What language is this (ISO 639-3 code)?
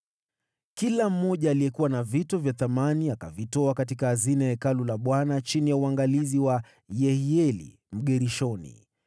swa